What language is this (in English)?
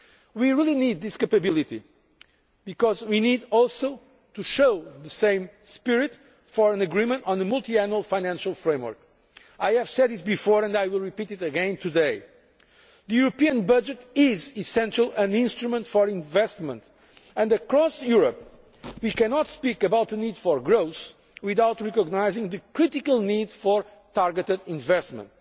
English